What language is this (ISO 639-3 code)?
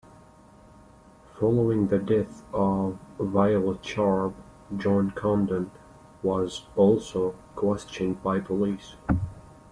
eng